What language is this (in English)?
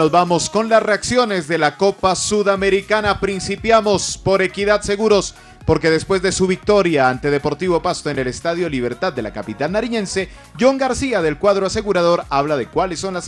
Spanish